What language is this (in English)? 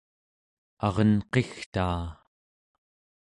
Central Yupik